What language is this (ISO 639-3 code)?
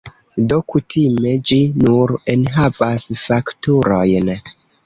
epo